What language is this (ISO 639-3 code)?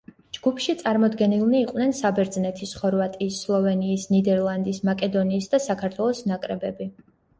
kat